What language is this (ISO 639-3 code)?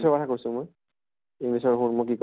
asm